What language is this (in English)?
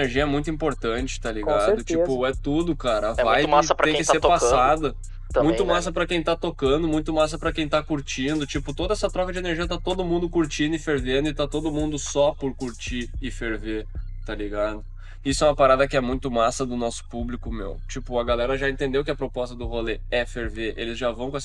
Portuguese